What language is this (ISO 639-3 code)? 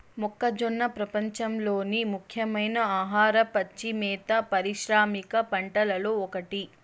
tel